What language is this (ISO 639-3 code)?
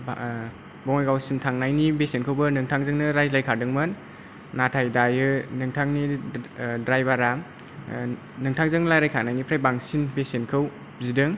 brx